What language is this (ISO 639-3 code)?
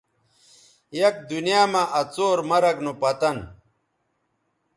btv